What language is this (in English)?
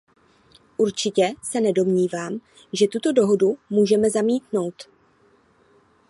Czech